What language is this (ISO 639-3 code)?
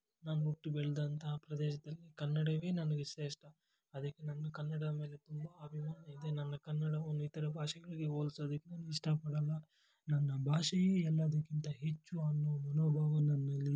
kan